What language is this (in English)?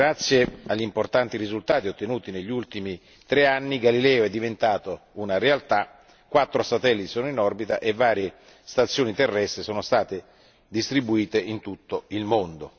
Italian